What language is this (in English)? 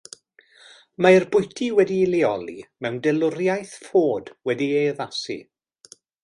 Welsh